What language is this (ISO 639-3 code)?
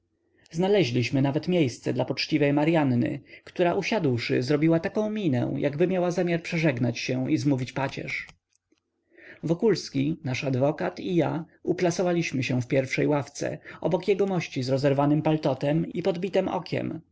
pol